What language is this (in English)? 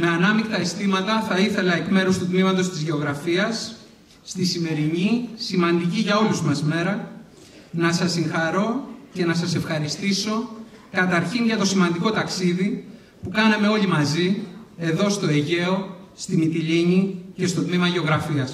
Greek